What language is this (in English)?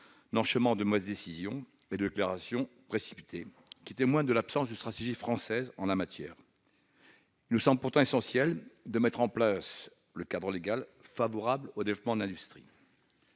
French